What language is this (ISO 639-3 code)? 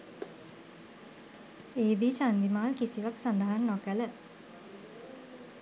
sin